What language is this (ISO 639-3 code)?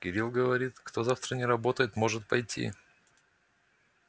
rus